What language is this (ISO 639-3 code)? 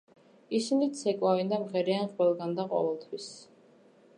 kat